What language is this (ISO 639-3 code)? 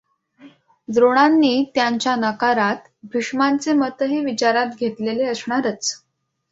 mar